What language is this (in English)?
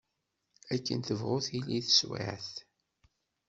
Kabyle